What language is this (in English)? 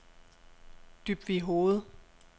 Danish